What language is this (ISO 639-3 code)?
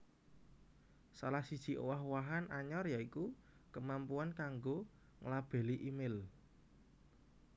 jav